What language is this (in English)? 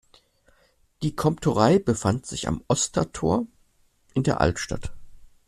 German